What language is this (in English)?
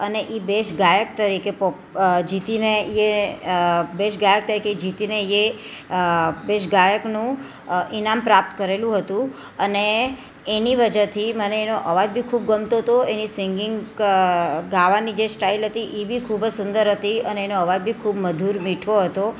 Gujarati